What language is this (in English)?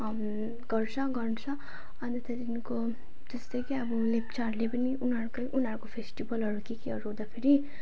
Nepali